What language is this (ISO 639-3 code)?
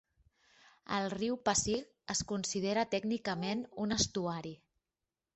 cat